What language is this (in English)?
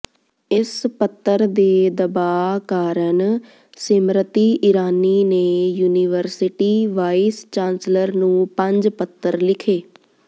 Punjabi